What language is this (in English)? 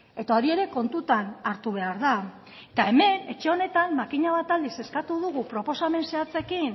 Basque